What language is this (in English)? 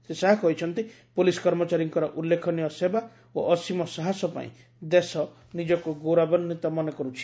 Odia